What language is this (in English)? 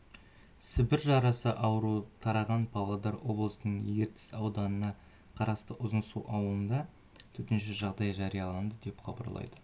Kazakh